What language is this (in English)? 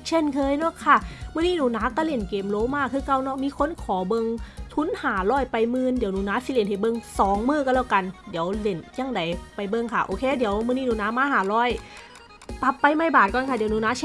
Thai